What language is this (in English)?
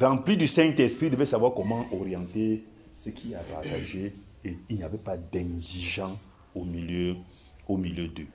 French